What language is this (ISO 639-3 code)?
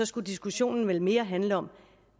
dan